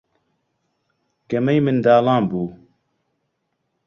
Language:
Central Kurdish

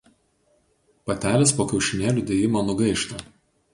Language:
Lithuanian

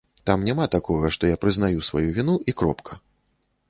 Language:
Belarusian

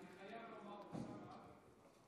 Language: Hebrew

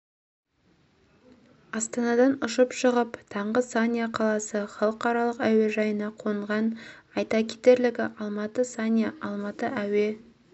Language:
Kazakh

